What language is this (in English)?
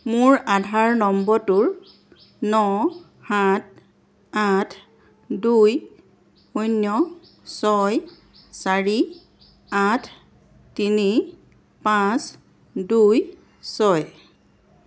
Assamese